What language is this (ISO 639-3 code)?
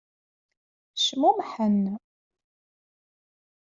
kab